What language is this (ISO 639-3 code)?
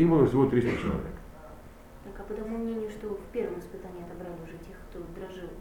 rus